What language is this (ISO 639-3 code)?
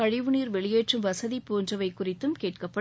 tam